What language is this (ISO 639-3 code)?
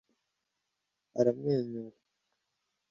kin